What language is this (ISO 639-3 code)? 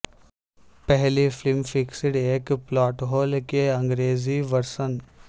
urd